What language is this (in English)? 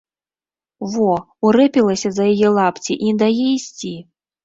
Belarusian